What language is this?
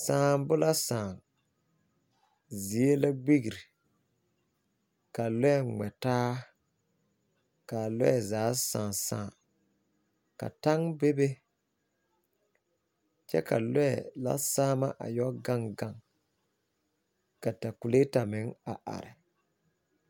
Southern Dagaare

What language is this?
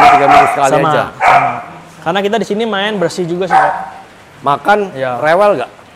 Indonesian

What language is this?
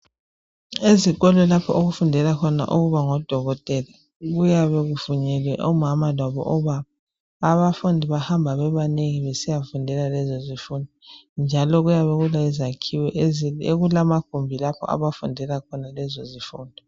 North Ndebele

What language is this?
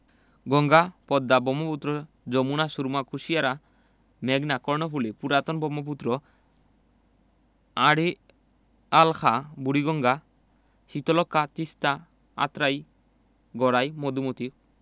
Bangla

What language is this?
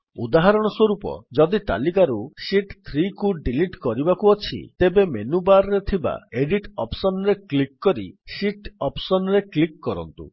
Odia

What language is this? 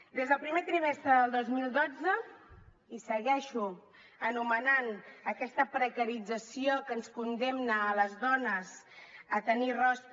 Catalan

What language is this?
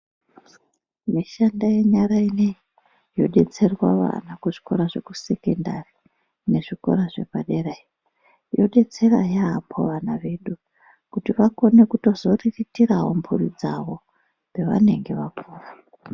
Ndau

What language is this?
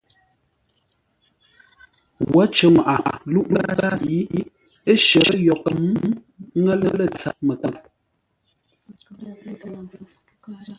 Ngombale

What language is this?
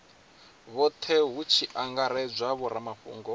Venda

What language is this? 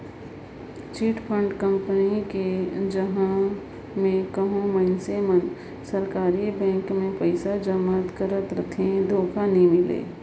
Chhattisgarhi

